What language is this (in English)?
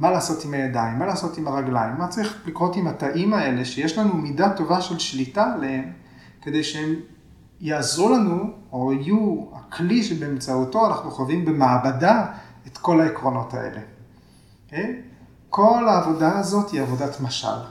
Hebrew